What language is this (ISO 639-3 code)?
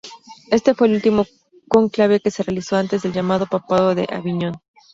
spa